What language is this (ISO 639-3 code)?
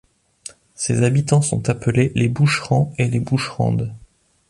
fra